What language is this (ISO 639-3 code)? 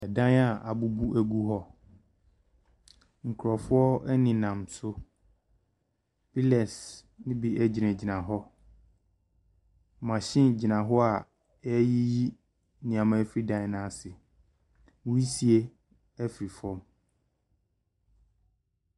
aka